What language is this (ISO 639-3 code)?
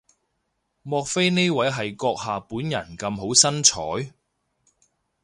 yue